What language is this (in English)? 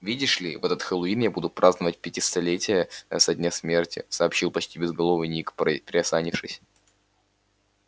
Russian